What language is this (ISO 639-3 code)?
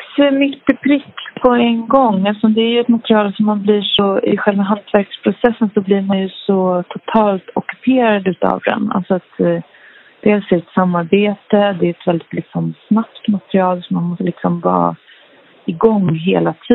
swe